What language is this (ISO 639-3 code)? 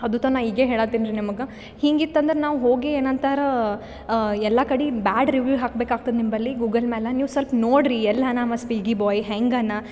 kan